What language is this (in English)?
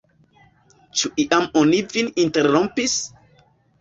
Esperanto